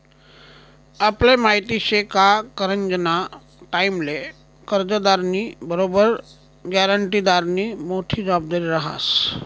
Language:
Marathi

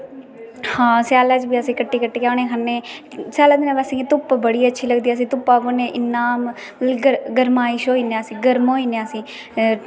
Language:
Dogri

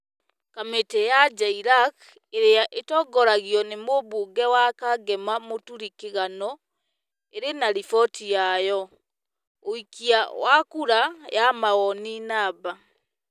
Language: Kikuyu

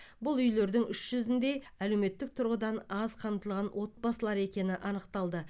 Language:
Kazakh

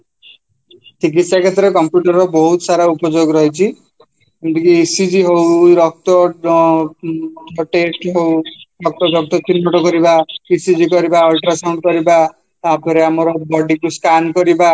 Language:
Odia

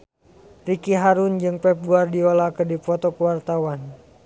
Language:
Sundanese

